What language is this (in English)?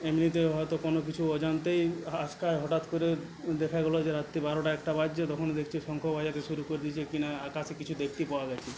Bangla